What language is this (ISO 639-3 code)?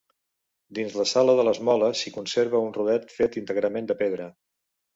cat